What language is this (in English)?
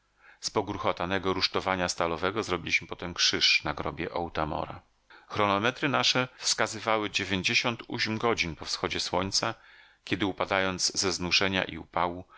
Polish